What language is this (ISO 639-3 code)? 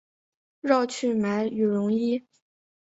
zho